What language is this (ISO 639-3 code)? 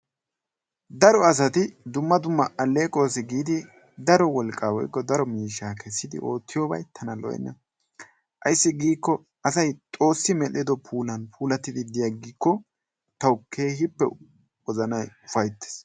wal